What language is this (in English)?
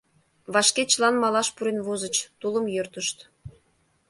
Mari